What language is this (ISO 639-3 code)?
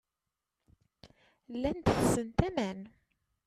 kab